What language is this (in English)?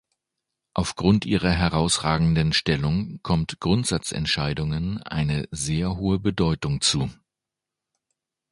German